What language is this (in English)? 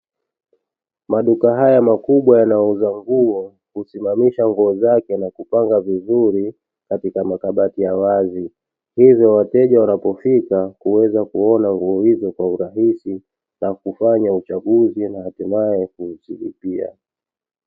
Swahili